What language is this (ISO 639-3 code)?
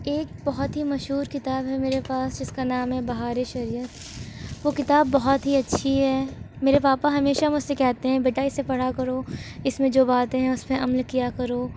urd